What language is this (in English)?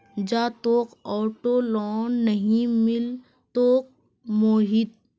Magahi